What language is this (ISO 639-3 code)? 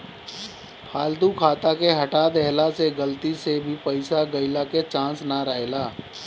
bho